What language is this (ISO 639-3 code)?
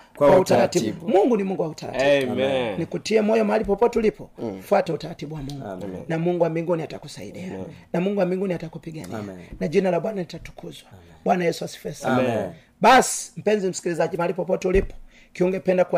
swa